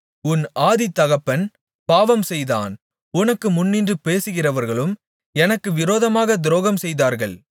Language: Tamil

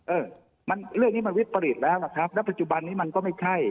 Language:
Thai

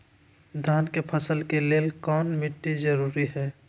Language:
Magahi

